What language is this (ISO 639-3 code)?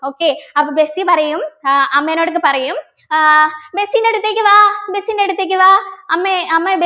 mal